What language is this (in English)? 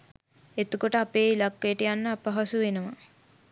Sinhala